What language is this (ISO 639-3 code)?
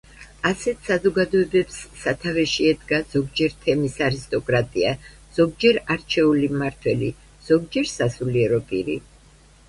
kat